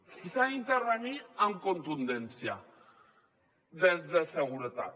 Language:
Catalan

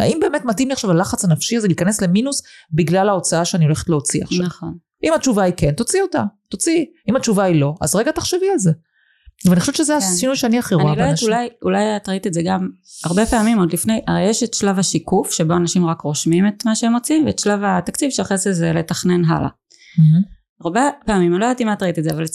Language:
Hebrew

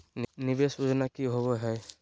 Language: Magahi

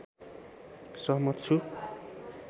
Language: Nepali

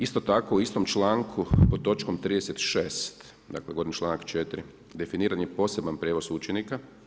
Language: Croatian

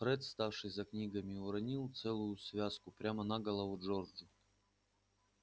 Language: Russian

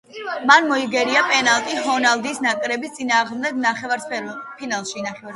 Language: Georgian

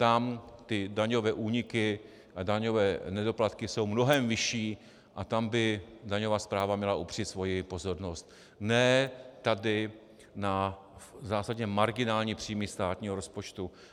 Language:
Czech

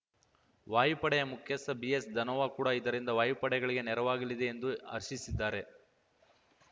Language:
Kannada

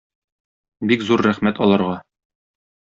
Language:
Tatar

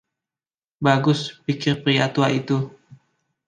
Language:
Indonesian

